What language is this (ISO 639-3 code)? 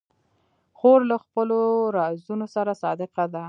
pus